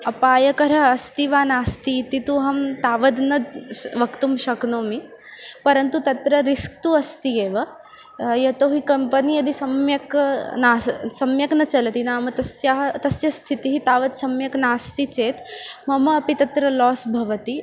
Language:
Sanskrit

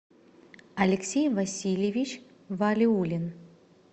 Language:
Russian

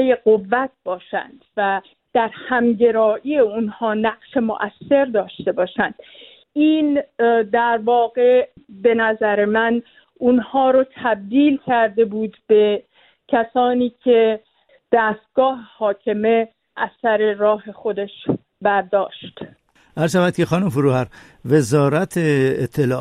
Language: Persian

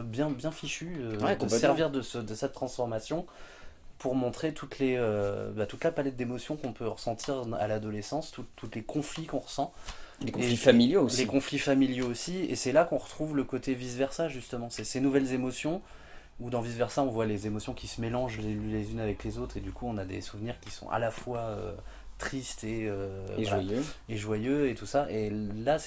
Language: French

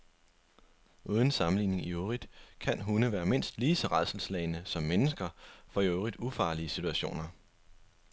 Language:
Danish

